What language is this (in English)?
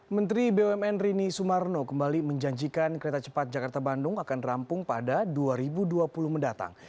Indonesian